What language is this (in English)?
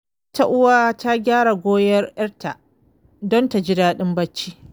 Hausa